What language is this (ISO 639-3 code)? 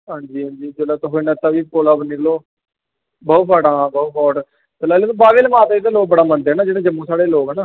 doi